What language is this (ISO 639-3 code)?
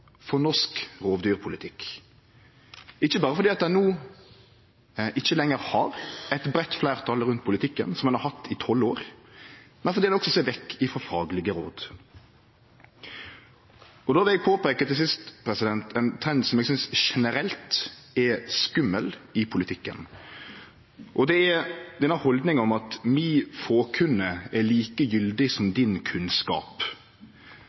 nno